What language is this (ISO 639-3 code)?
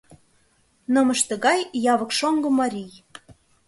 chm